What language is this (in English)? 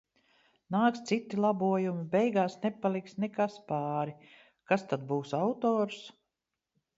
Latvian